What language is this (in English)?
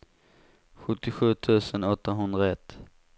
Swedish